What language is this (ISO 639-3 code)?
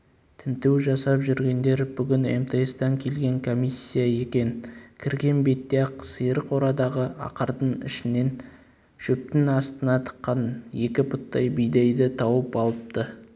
kaz